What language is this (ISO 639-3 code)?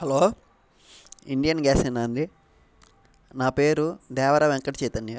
tel